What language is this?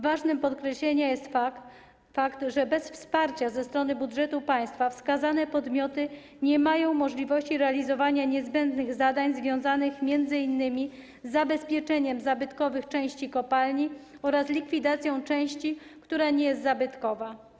Polish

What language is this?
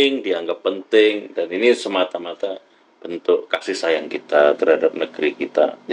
Indonesian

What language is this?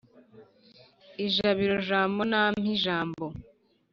Kinyarwanda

